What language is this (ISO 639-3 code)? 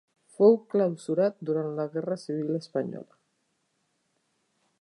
cat